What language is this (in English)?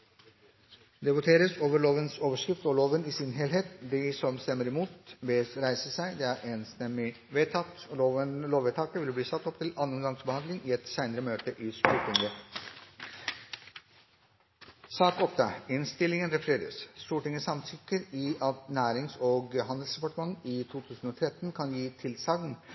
Norwegian Bokmål